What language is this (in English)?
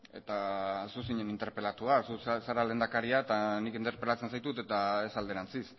Basque